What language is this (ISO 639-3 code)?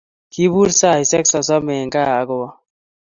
kln